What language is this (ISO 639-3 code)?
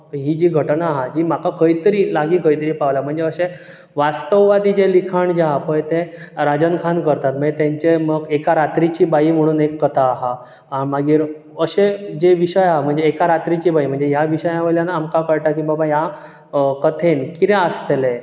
kok